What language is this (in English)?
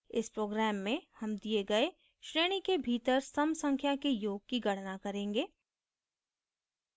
Hindi